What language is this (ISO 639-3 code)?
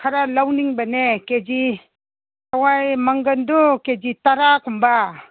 mni